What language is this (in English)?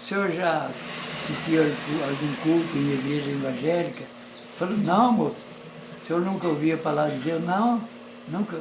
Portuguese